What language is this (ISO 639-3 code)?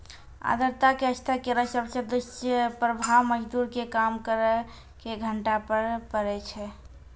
mai